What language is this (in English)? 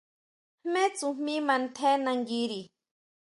Huautla Mazatec